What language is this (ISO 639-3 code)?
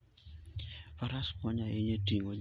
luo